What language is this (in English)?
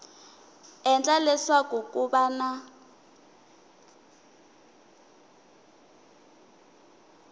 Tsonga